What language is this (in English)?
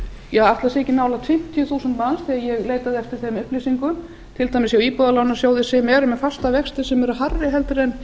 Icelandic